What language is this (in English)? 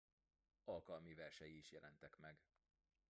Hungarian